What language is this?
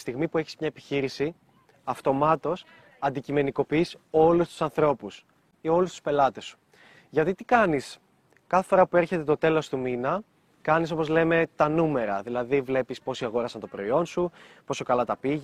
Greek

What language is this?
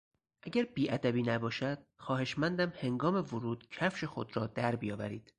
Persian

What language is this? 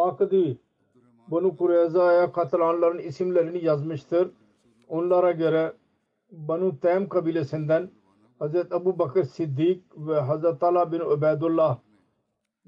Turkish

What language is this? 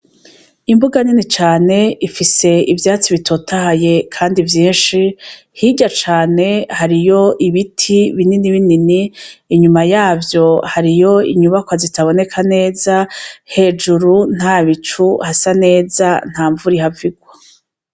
Rundi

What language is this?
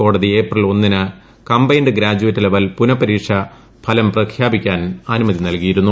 Malayalam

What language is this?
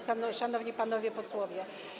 Polish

